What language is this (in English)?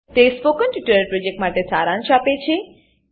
Gujarati